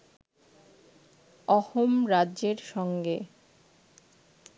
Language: Bangla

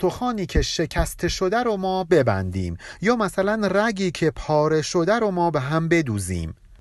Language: Persian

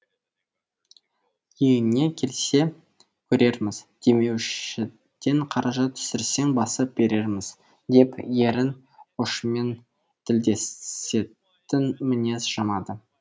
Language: Kazakh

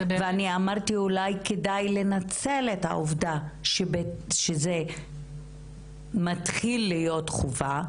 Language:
Hebrew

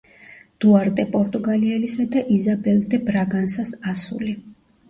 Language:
Georgian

